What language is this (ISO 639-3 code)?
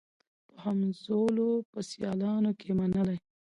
pus